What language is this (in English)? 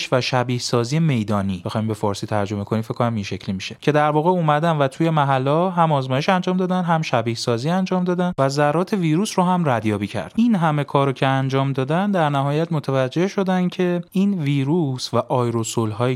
Persian